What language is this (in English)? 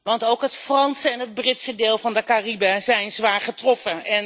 Dutch